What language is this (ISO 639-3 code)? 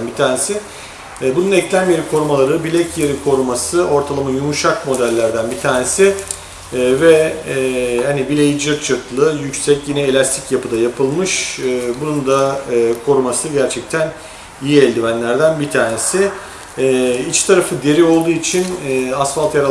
tur